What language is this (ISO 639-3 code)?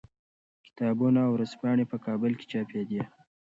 pus